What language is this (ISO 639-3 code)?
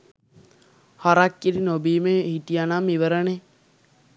sin